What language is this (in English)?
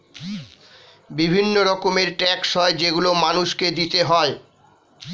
Bangla